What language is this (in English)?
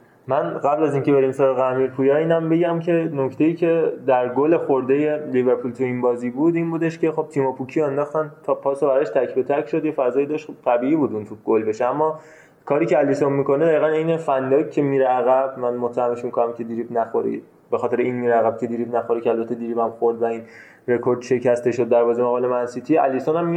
Persian